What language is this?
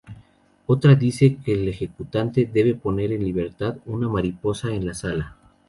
Spanish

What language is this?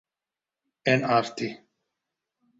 Central Kurdish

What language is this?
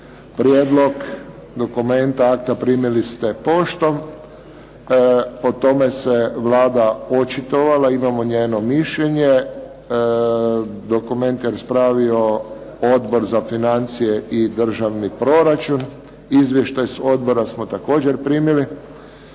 Croatian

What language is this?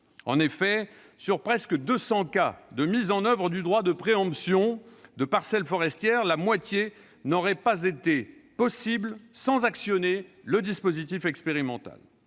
French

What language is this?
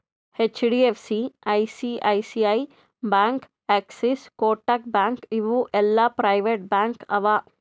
Kannada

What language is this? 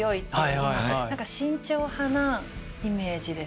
Japanese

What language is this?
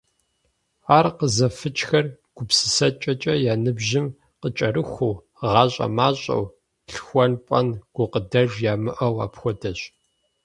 Kabardian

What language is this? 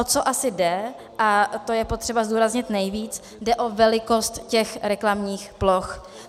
Czech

